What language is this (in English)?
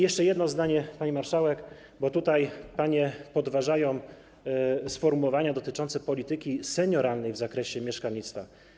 Polish